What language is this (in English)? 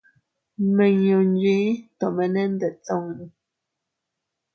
Teutila Cuicatec